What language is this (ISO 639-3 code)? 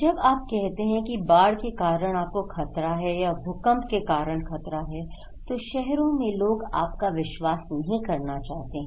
hin